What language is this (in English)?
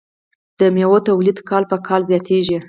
Pashto